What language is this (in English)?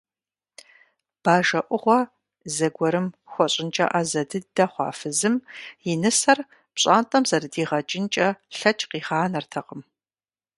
Kabardian